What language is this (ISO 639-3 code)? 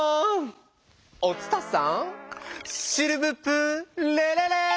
jpn